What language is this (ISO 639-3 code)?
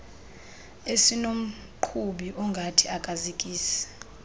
xho